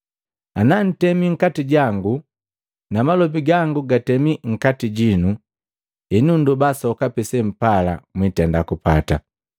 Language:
Matengo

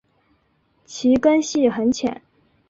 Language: Chinese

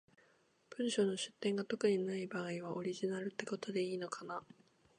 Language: Japanese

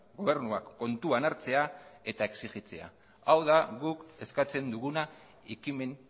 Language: Basque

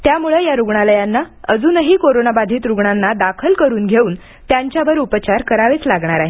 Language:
Marathi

